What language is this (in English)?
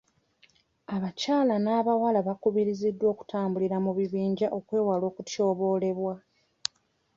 Ganda